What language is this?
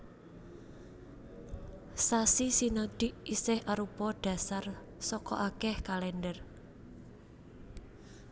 Javanese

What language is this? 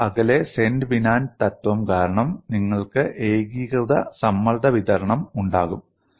Malayalam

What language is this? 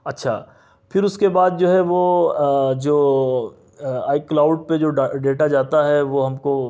Urdu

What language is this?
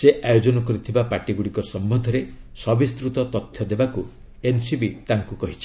Odia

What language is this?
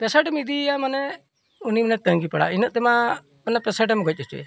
Santali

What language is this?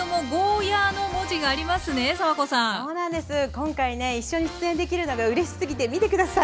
Japanese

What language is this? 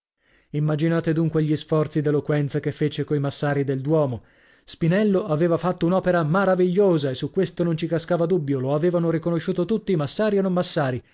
Italian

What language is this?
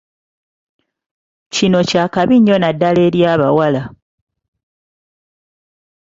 Ganda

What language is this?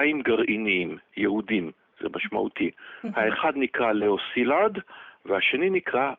Hebrew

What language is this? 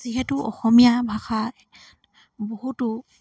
Assamese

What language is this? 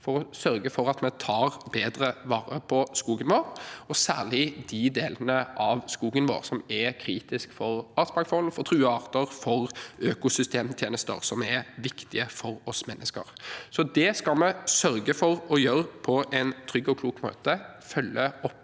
Norwegian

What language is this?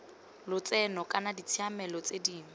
Tswana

